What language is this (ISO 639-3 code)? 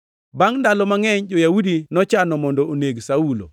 luo